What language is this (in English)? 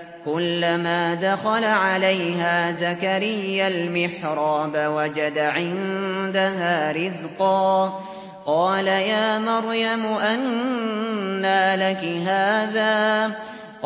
Arabic